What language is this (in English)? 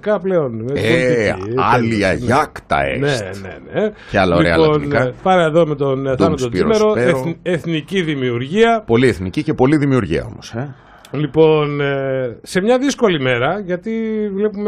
Greek